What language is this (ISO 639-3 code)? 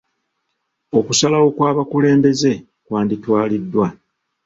lug